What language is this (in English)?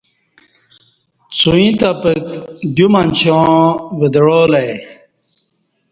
Kati